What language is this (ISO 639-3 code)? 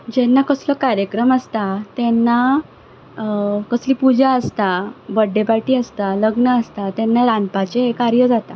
kok